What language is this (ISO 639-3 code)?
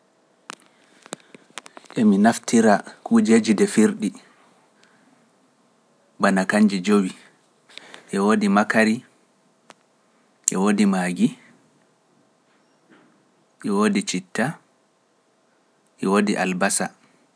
fuf